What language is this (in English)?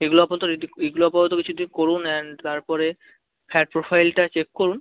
Bangla